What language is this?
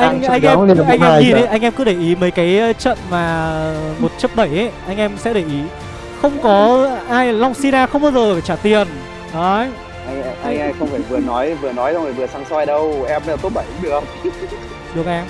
Vietnamese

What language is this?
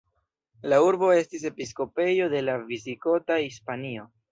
Esperanto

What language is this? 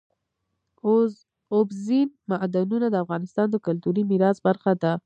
Pashto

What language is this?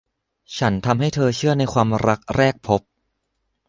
Thai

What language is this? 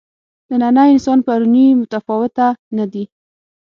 Pashto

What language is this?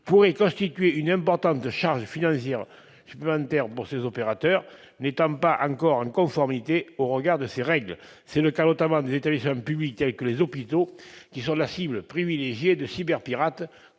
French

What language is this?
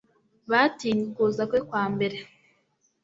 Kinyarwanda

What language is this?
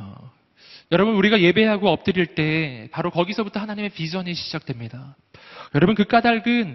Korean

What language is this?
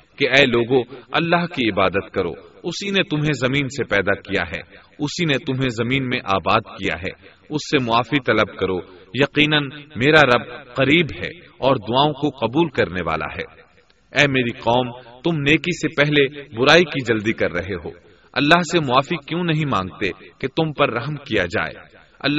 Urdu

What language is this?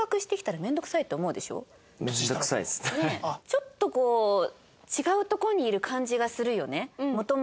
Japanese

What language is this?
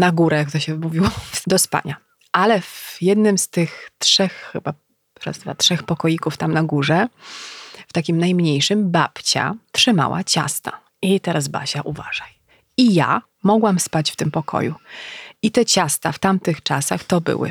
Polish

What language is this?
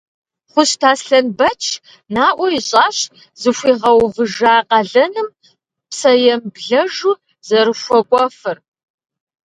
Kabardian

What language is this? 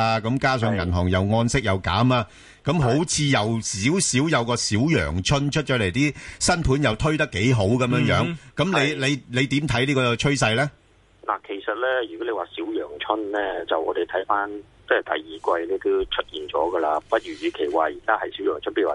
Chinese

